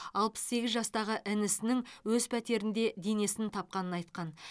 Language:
Kazakh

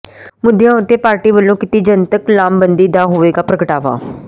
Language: Punjabi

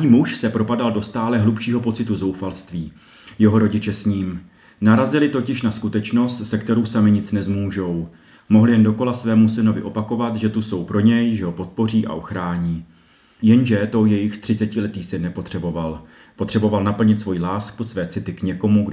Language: Czech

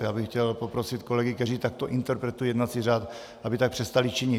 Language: Czech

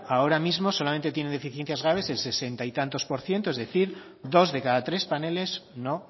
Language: Spanish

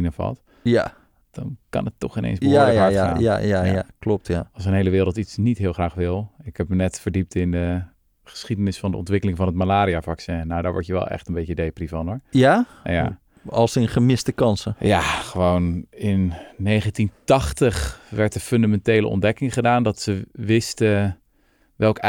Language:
Dutch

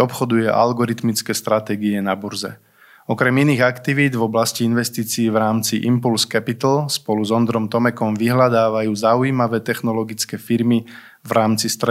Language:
Slovak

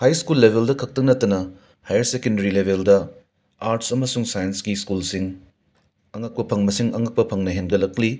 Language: Manipuri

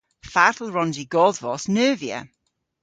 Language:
Cornish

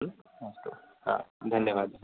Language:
Sanskrit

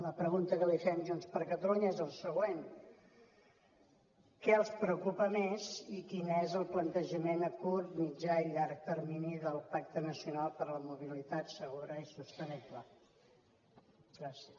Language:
Catalan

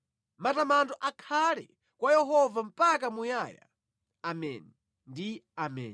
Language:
Nyanja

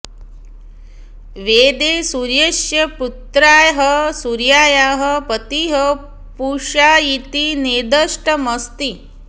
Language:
Sanskrit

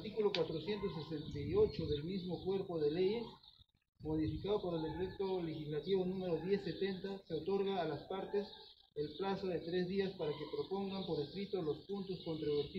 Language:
Spanish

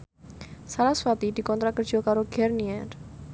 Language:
Javanese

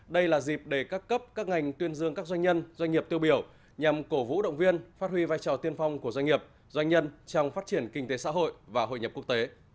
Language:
Vietnamese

